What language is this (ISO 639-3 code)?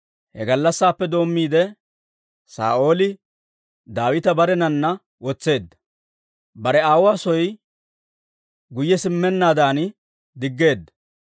dwr